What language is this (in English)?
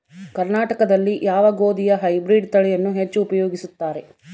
Kannada